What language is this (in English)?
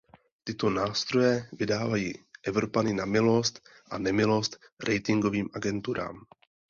Czech